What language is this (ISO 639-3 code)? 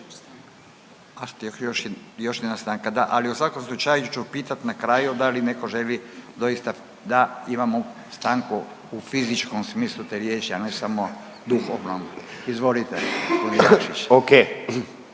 hrv